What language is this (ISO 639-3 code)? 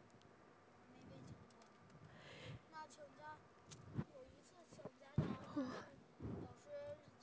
zho